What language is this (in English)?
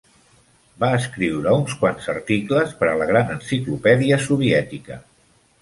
Catalan